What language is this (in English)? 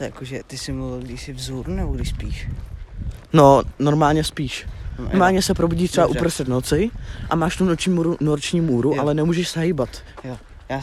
Czech